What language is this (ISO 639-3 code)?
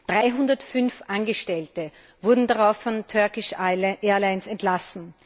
deu